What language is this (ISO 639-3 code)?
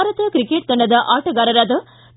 kan